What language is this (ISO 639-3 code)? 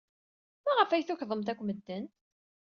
kab